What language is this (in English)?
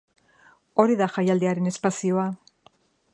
Basque